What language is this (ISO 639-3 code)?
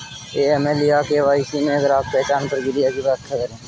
hin